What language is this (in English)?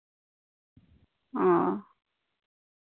Santali